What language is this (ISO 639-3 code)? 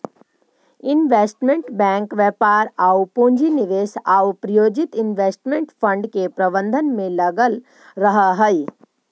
mag